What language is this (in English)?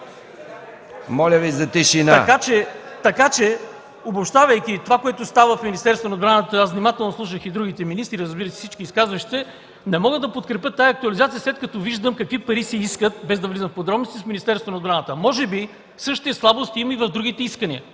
Bulgarian